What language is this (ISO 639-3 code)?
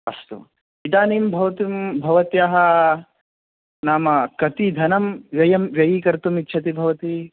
san